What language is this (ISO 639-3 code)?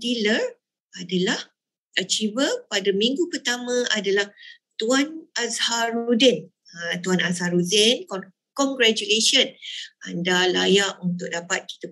msa